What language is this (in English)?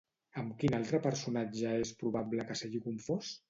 Catalan